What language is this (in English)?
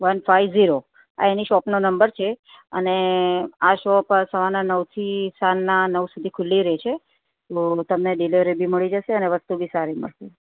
Gujarati